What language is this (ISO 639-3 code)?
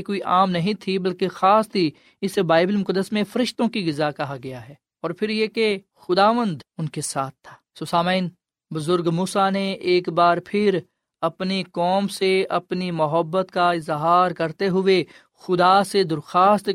urd